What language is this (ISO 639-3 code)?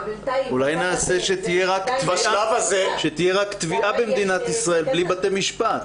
heb